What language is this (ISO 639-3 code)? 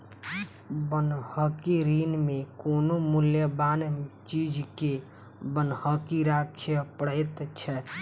mai